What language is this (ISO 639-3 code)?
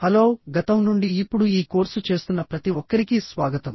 tel